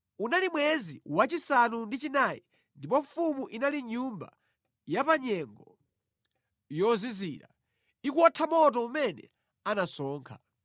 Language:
Nyanja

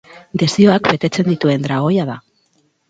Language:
Basque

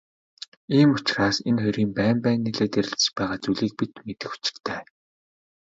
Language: Mongolian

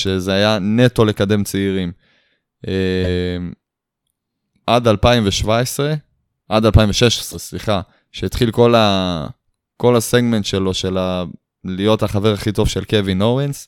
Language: Hebrew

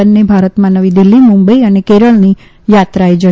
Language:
Gujarati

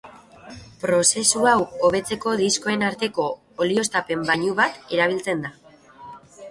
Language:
Basque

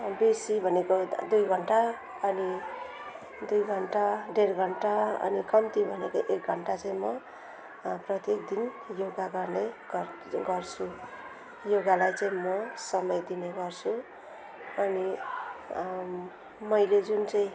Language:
Nepali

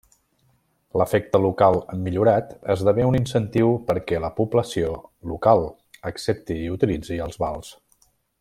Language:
Catalan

